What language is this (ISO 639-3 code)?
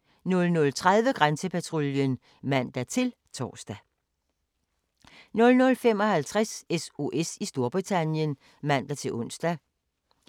dan